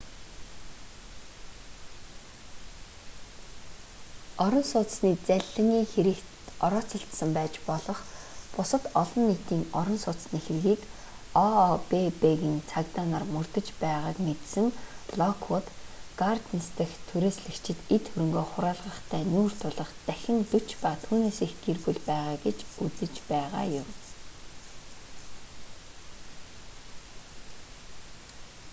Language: Mongolian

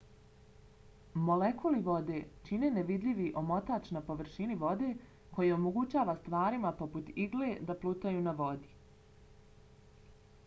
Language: Bosnian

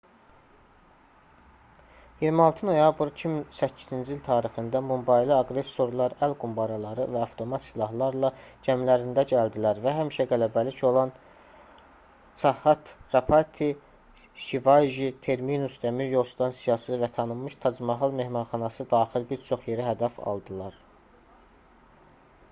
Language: Azerbaijani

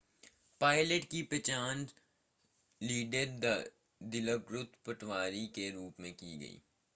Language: Hindi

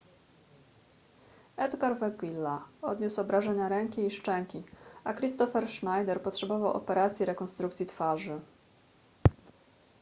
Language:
Polish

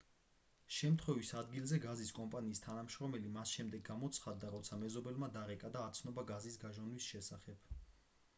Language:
Georgian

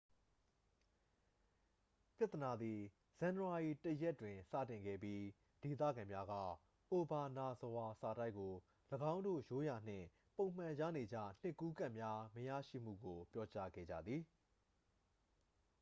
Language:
Burmese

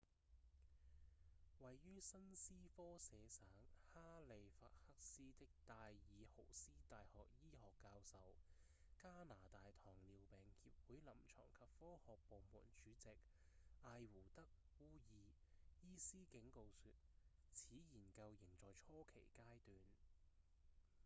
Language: Cantonese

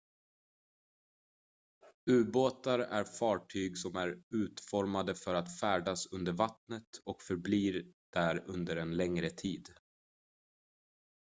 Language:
Swedish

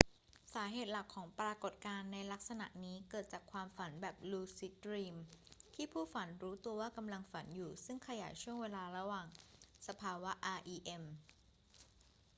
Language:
Thai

